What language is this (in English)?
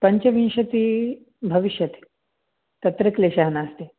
Sanskrit